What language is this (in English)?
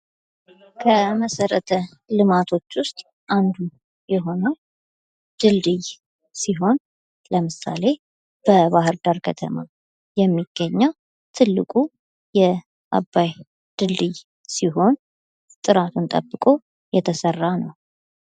Amharic